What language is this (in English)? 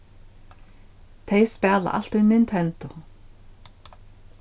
Faroese